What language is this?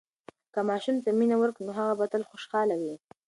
Pashto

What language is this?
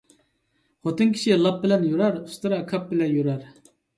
Uyghur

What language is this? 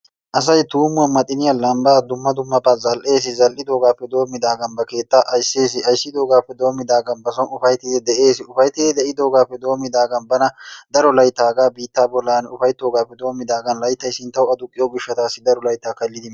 Wolaytta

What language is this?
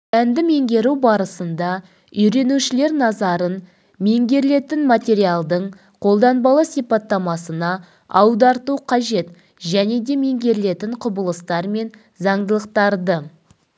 Kazakh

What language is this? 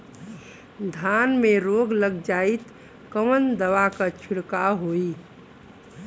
Bhojpuri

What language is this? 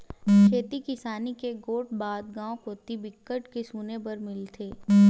Chhattisgarhi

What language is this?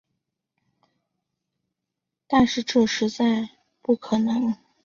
Chinese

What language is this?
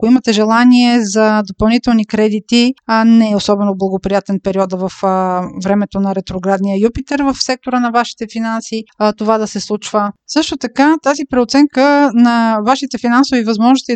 Bulgarian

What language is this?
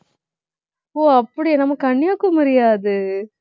Tamil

